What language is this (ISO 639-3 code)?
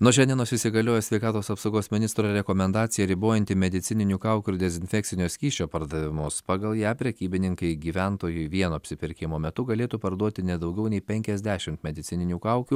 lit